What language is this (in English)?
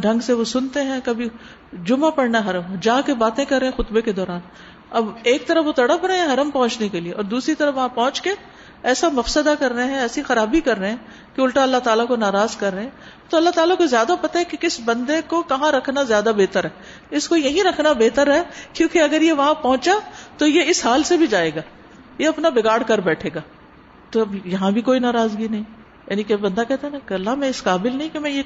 Urdu